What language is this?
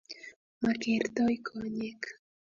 Kalenjin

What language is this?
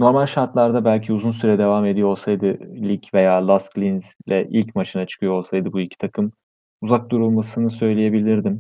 Turkish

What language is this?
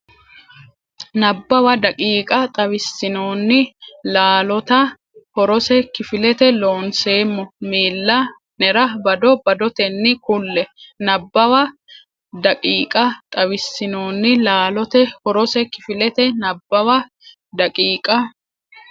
Sidamo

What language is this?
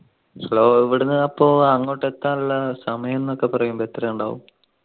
Malayalam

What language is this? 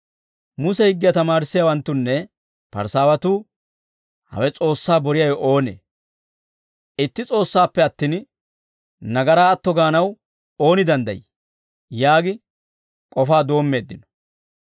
Dawro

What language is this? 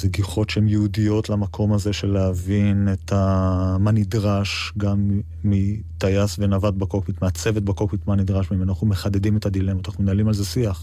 Hebrew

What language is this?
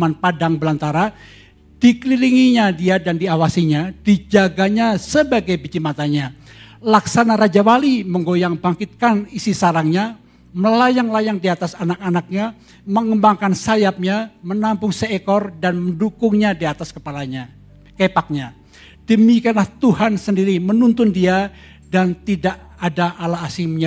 Indonesian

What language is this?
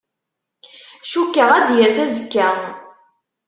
Kabyle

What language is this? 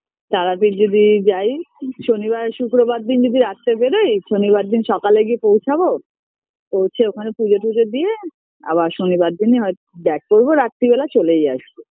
Bangla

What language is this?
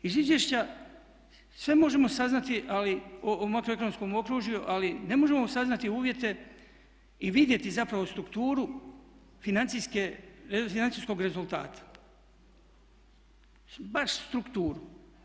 Croatian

